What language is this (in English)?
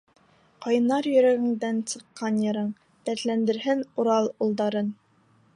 Bashkir